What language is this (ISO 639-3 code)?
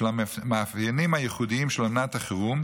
heb